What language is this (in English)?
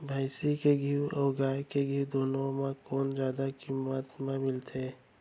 Chhattisgarhi